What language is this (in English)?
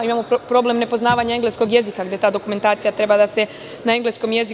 Serbian